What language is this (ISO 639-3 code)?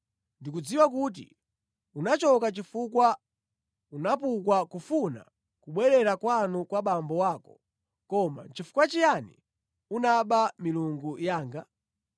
nya